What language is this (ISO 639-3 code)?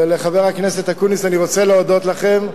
heb